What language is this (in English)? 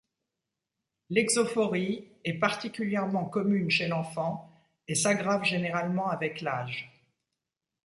French